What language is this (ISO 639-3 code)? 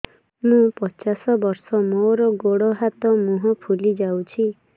ori